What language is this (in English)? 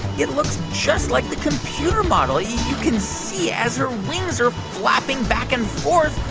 English